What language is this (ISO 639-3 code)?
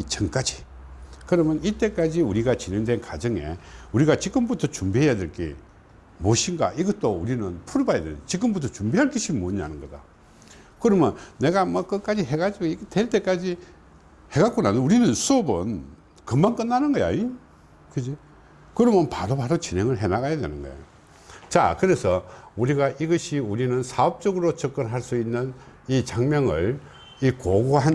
kor